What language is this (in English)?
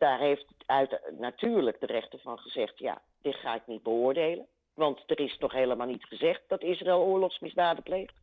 Dutch